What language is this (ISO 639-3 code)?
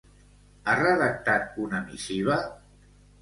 cat